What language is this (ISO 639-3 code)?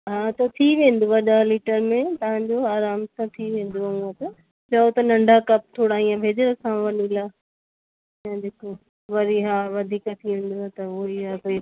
snd